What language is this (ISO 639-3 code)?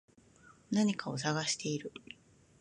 jpn